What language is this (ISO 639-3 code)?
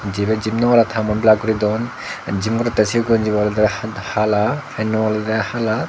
ccp